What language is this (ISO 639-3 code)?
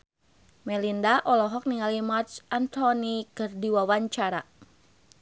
sun